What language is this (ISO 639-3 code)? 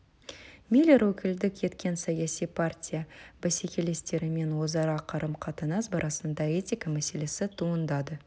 kaz